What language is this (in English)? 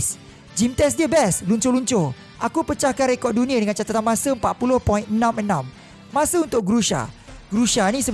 Malay